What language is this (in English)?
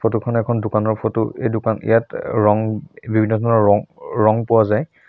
Assamese